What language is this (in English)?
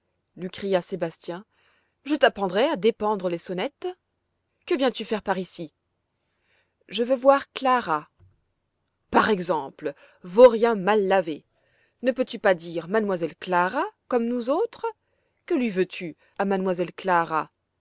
French